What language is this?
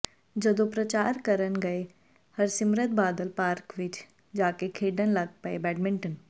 Punjabi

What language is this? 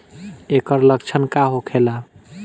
Bhojpuri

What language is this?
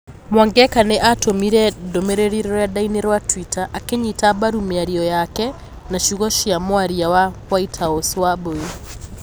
Kikuyu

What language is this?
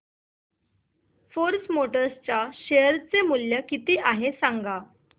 Marathi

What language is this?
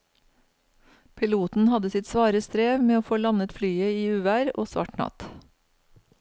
Norwegian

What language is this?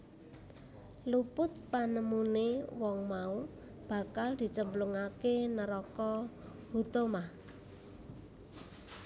Javanese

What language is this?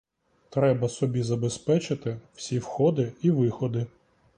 Ukrainian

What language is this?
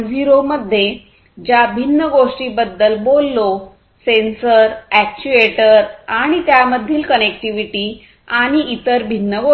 Marathi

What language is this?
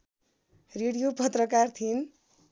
Nepali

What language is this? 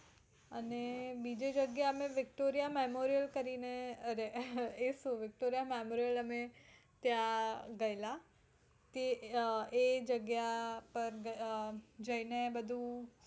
Gujarati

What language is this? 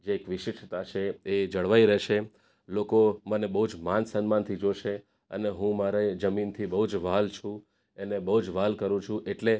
Gujarati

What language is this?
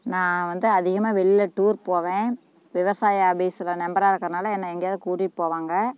Tamil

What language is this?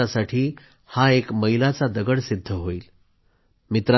Marathi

